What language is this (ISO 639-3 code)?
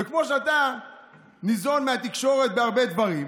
heb